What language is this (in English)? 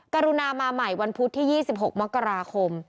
Thai